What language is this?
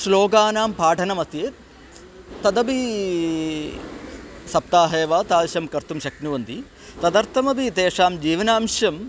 Sanskrit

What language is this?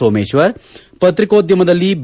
Kannada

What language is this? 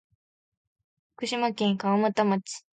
Japanese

